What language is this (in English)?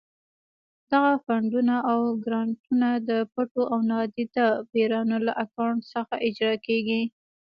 Pashto